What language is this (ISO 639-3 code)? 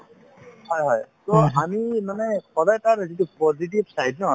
asm